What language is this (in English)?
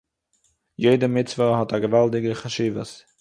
Yiddish